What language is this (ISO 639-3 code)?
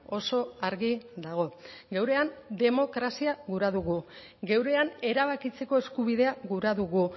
eus